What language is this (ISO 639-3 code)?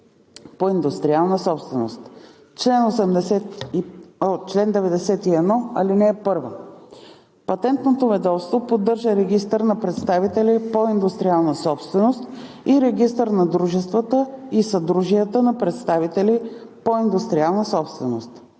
bul